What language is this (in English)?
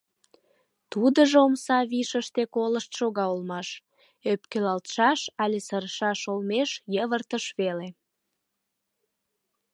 Mari